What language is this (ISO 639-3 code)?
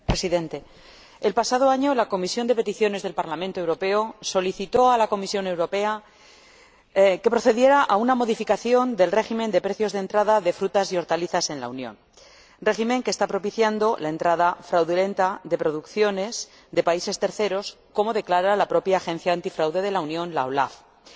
spa